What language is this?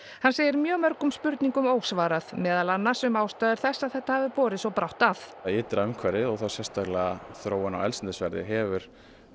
Icelandic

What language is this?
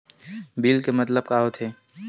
Chhattisgarhi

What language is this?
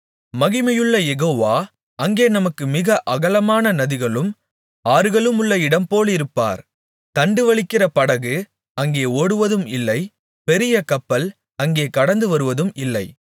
Tamil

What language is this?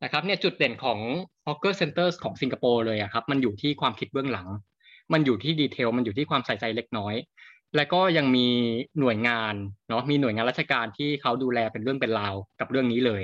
Thai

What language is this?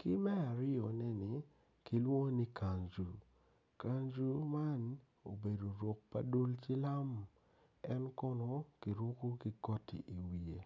Acoli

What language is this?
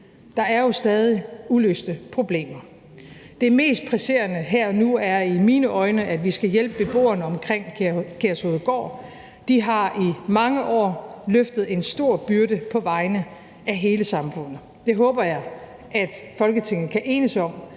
Danish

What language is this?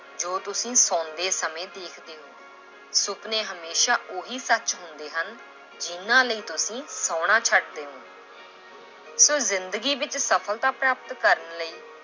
Punjabi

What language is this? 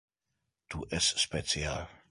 Interlingua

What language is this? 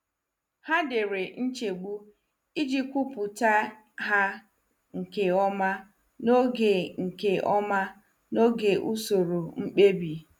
Igbo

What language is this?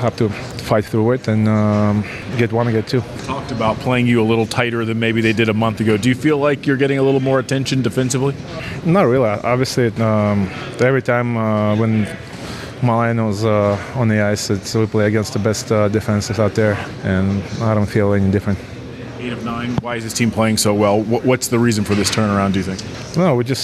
English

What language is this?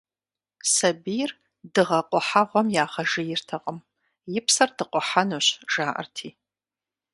Kabardian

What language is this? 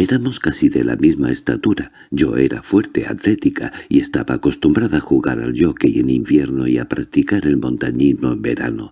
Spanish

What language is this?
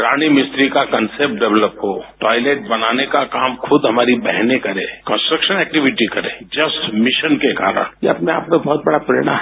Hindi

